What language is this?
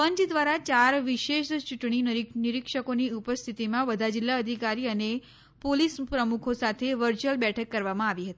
Gujarati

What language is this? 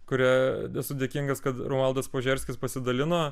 Lithuanian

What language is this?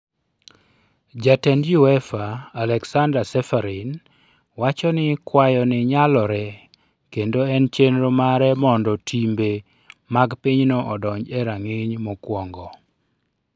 Luo (Kenya and Tanzania)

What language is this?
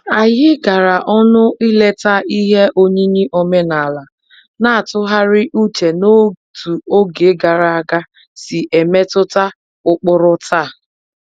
Igbo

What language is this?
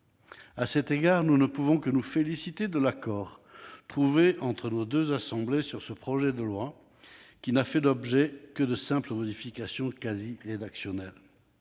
French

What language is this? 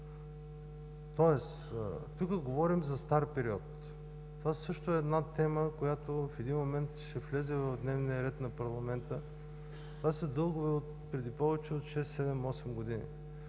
Bulgarian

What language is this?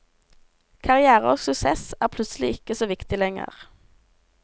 Norwegian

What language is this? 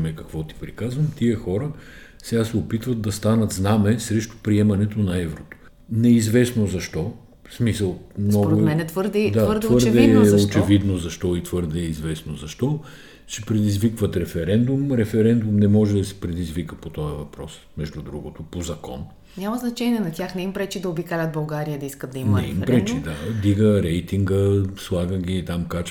Bulgarian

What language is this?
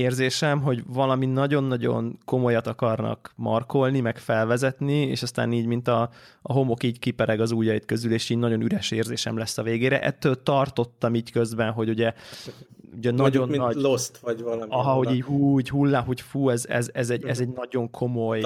Hungarian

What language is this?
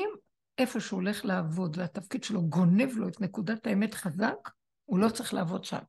Hebrew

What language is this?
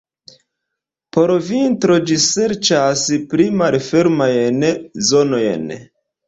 Esperanto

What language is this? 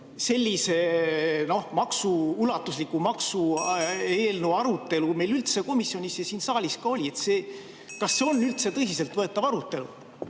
Estonian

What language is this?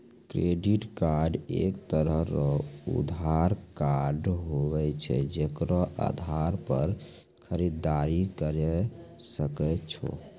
Maithili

